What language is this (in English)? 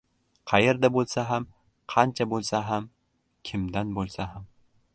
Uzbek